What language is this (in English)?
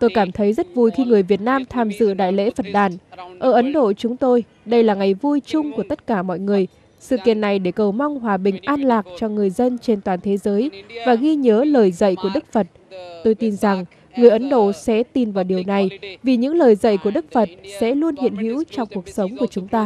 Vietnamese